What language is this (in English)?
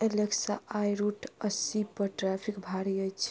Maithili